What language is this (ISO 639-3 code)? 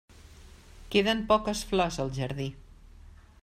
cat